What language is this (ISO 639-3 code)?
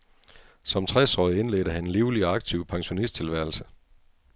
dan